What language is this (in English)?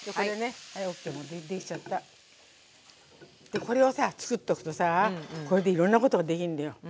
Japanese